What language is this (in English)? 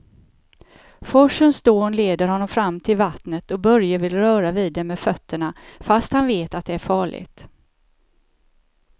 Swedish